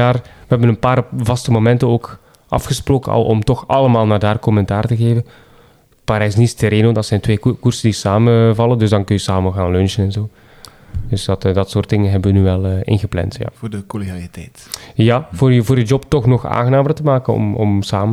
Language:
Dutch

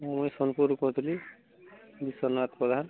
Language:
Odia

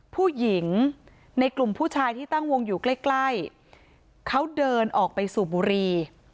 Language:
Thai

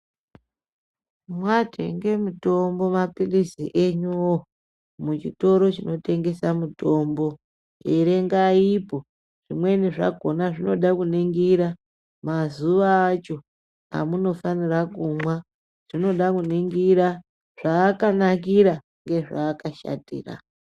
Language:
Ndau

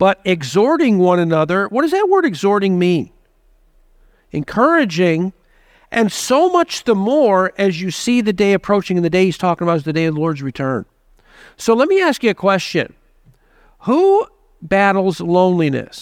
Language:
English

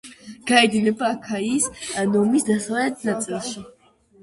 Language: Georgian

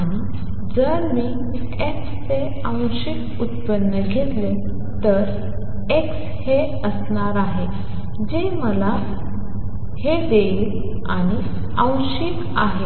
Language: Marathi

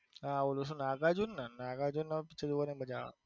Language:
Gujarati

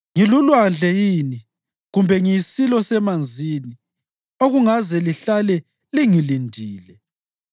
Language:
North Ndebele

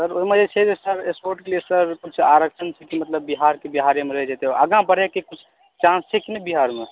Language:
Maithili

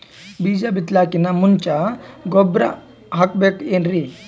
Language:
Kannada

